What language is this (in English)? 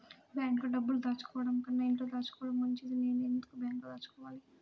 Telugu